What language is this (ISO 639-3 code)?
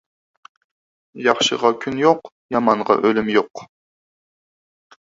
uig